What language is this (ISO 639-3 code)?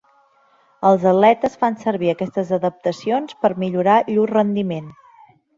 cat